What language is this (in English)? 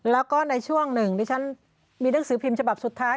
Thai